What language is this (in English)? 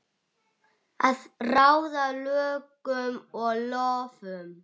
Icelandic